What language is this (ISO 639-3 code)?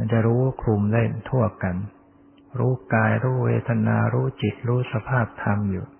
tha